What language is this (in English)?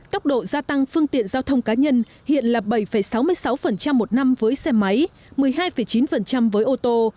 Vietnamese